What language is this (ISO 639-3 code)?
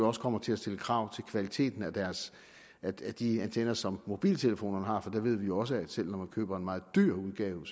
dan